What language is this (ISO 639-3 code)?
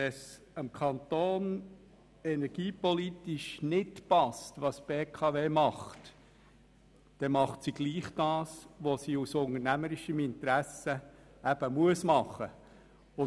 gsw